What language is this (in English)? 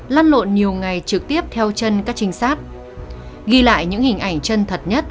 Vietnamese